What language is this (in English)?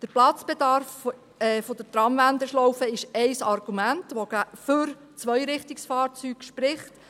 Swiss German